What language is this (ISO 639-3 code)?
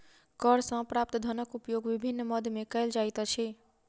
mai